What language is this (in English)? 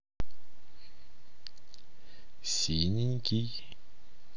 Russian